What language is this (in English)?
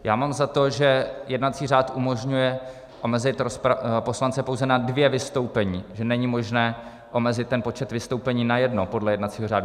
Czech